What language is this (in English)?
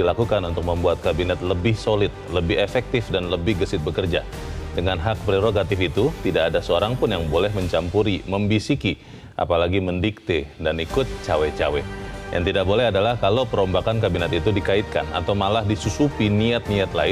Indonesian